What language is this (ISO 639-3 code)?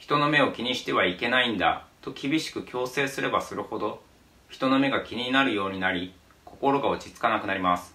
jpn